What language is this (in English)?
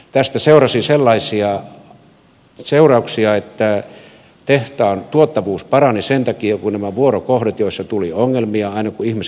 Finnish